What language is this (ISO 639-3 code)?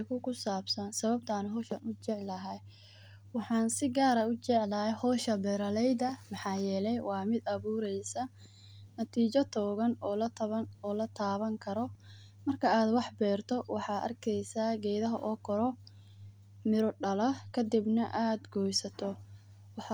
som